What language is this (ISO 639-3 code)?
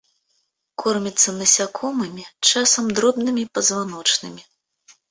bel